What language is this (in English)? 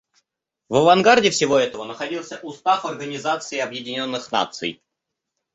Russian